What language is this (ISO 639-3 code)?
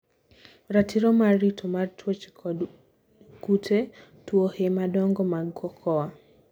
luo